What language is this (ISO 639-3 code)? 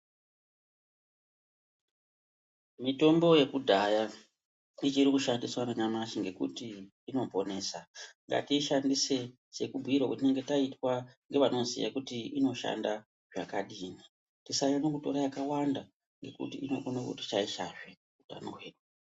ndc